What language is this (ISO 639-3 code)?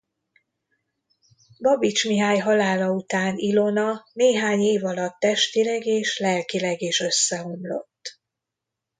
hun